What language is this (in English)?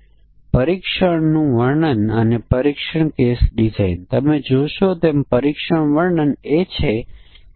Gujarati